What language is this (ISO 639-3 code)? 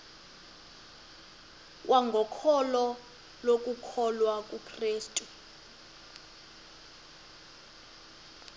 xho